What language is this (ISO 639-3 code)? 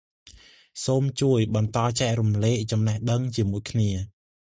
khm